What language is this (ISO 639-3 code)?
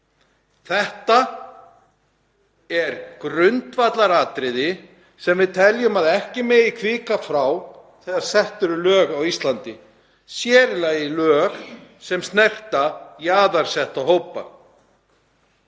isl